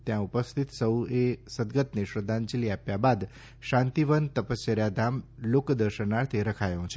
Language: Gujarati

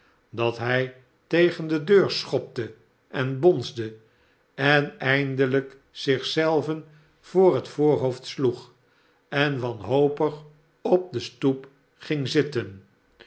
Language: Dutch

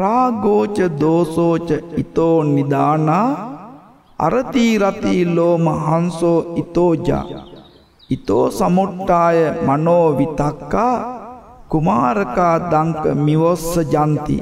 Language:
Hindi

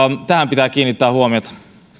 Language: Finnish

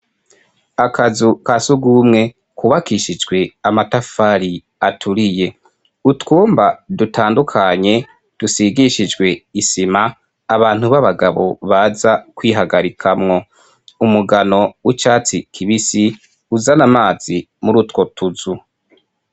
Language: Rundi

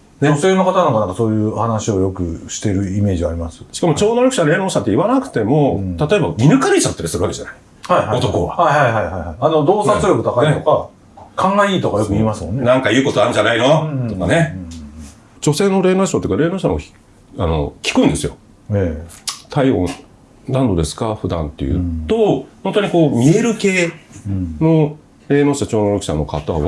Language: Japanese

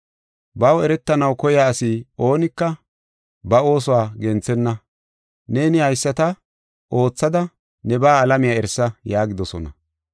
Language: Gofa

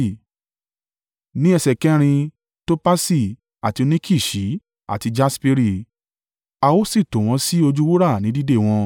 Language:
Yoruba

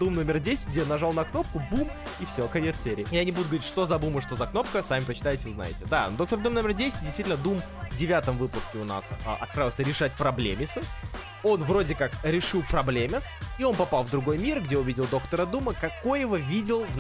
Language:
Russian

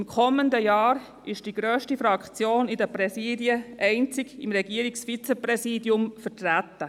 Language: Swiss German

